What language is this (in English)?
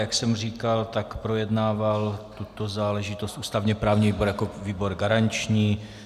Czech